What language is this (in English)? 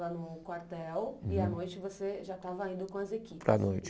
Portuguese